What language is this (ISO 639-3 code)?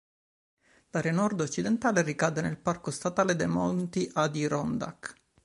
ita